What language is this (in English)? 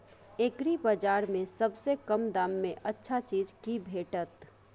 Maithili